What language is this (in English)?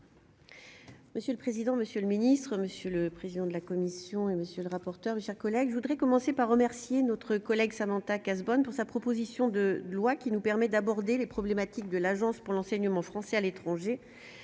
French